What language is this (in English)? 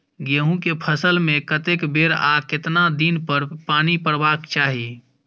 Maithili